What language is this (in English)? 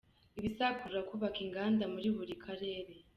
Kinyarwanda